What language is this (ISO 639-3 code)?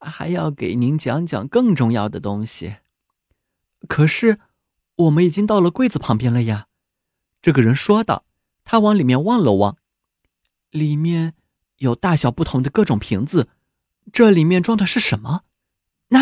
zho